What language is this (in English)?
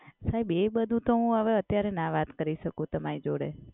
Gujarati